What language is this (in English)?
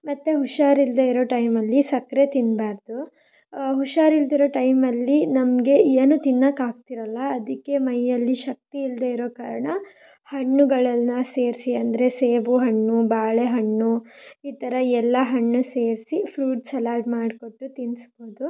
Kannada